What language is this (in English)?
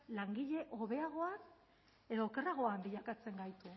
Basque